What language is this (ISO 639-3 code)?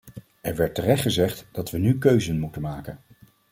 nld